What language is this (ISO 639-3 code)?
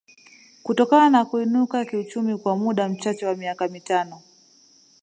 swa